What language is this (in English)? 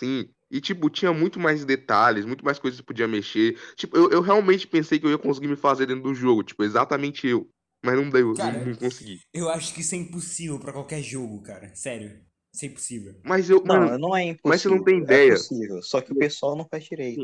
Portuguese